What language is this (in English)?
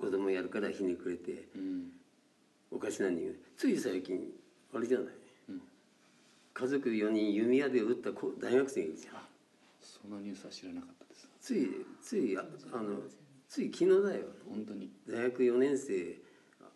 Japanese